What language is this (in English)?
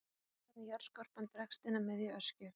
Icelandic